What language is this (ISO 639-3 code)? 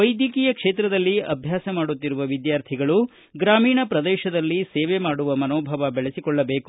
kan